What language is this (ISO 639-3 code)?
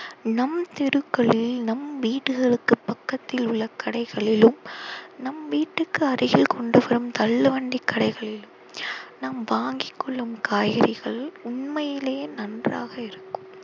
tam